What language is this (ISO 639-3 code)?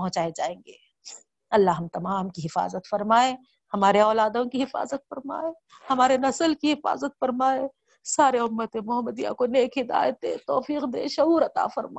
urd